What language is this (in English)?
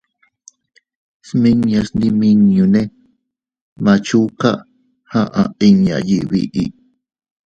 Teutila Cuicatec